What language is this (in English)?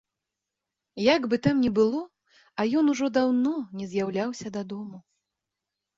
Belarusian